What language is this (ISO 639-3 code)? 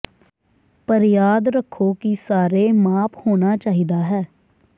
pan